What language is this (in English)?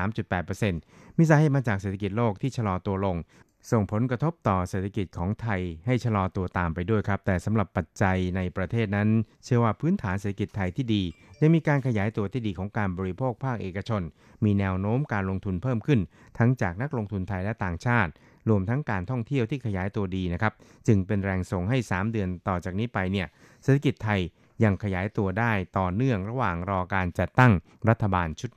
Thai